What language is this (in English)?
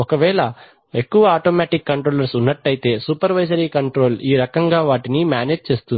Telugu